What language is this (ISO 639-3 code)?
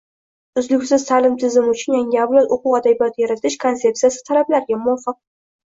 uzb